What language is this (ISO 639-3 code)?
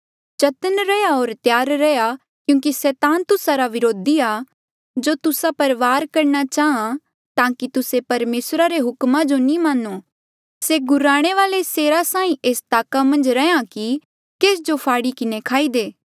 mjl